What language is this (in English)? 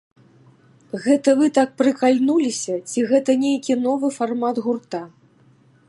Belarusian